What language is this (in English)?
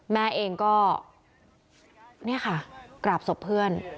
Thai